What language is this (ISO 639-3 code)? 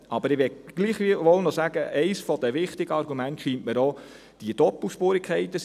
gsw